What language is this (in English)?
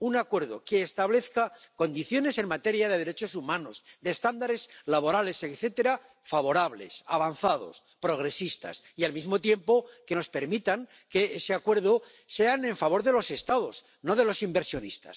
Spanish